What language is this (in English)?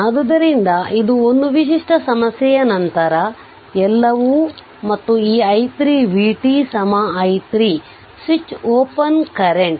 Kannada